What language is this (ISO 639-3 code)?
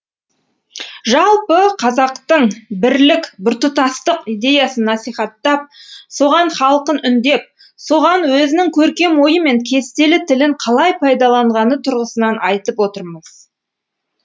kaz